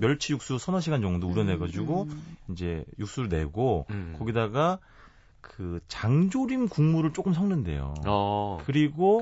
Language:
Korean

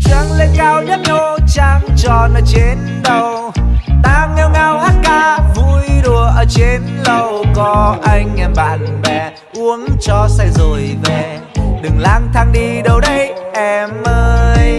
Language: Vietnamese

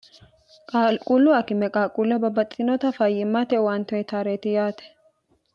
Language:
Sidamo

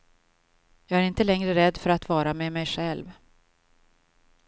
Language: Swedish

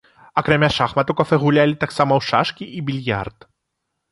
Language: Belarusian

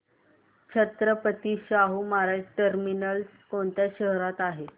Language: Marathi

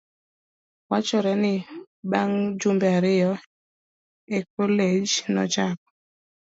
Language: Luo (Kenya and Tanzania)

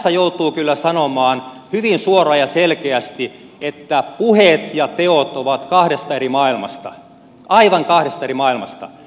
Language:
Finnish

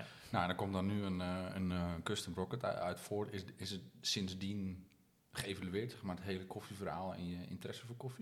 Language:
Dutch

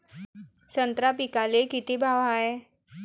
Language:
Marathi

